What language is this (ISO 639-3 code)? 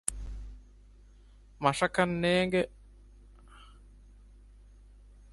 div